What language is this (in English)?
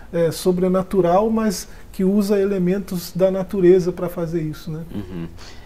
Portuguese